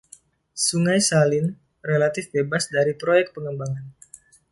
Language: Indonesian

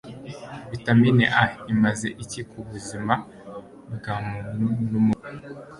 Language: Kinyarwanda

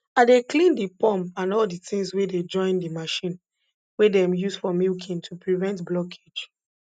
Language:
Nigerian Pidgin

